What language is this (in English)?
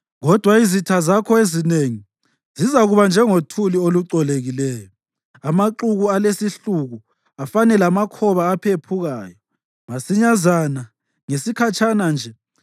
North Ndebele